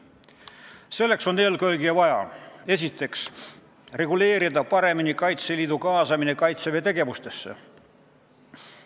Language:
Estonian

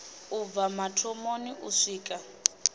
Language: Venda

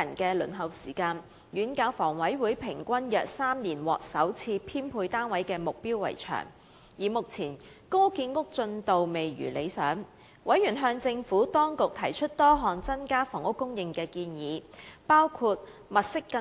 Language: Cantonese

